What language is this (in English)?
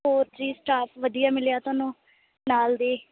Punjabi